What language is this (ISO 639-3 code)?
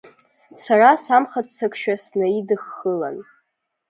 abk